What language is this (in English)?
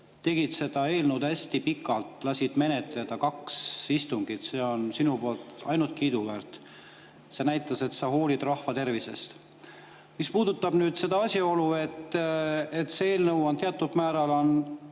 Estonian